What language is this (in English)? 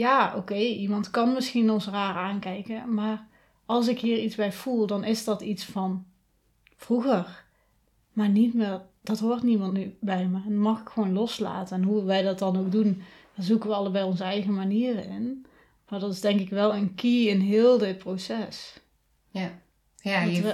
Dutch